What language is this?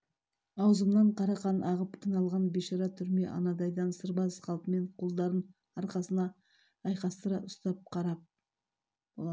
Kazakh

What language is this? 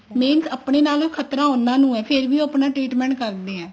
Punjabi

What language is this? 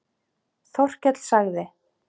Icelandic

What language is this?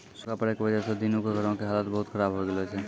Maithili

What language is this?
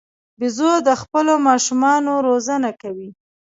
Pashto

